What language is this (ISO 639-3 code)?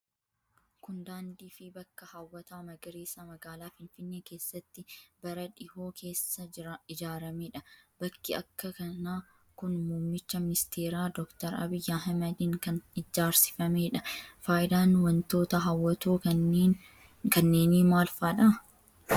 orm